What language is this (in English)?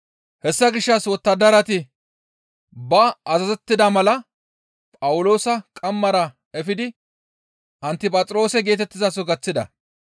Gamo